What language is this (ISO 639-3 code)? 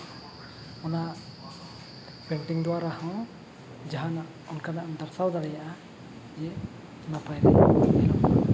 sat